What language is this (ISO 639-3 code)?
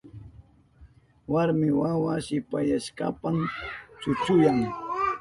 qup